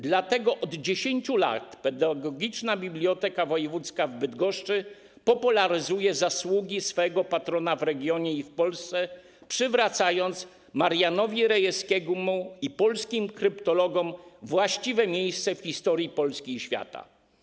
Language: Polish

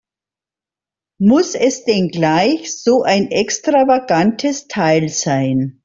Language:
German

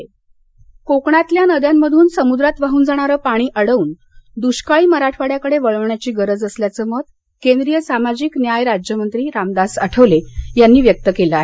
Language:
Marathi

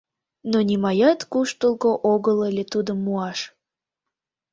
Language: Mari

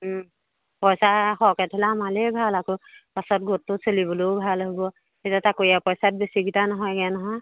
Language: Assamese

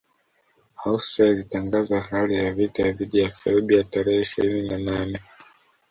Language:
Swahili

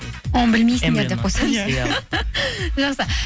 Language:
Kazakh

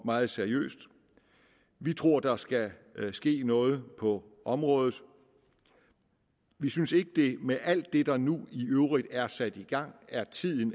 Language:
Danish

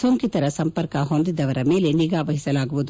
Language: Kannada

